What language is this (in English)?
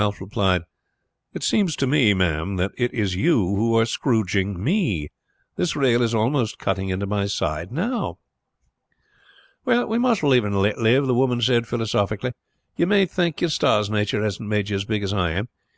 English